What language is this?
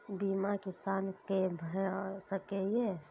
Maithili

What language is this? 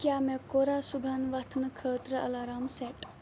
Kashmiri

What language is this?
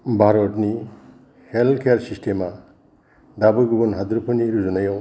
Bodo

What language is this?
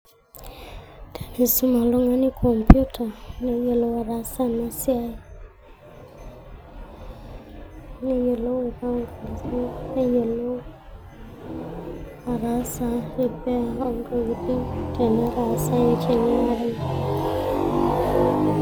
Masai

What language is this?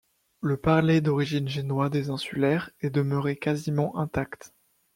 French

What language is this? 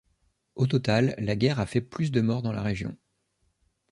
French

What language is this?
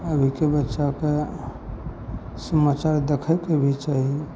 Maithili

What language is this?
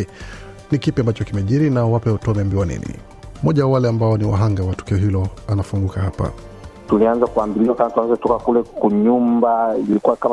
Swahili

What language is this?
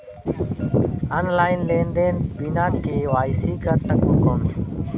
Chhattisgarhi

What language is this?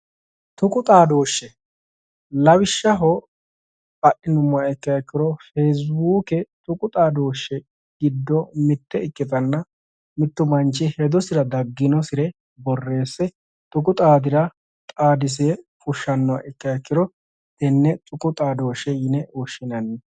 Sidamo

